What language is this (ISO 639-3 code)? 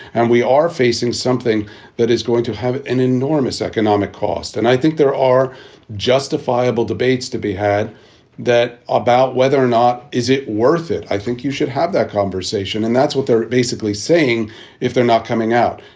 eng